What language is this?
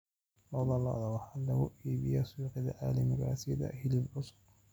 Somali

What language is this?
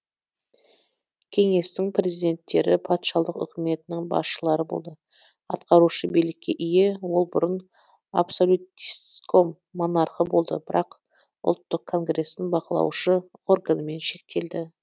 Kazakh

